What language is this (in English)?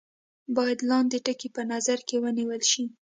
Pashto